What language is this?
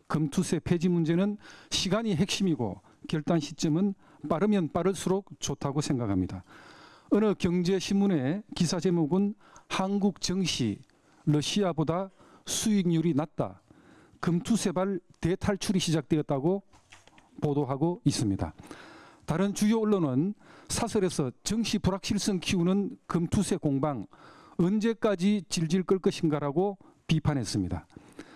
Korean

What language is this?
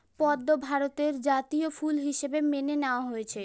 Bangla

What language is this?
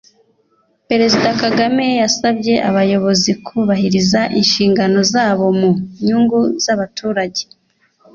Kinyarwanda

